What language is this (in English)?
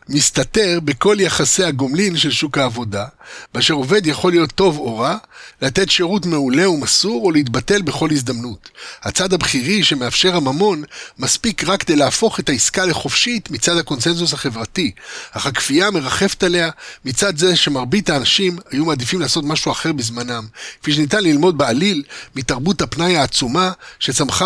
Hebrew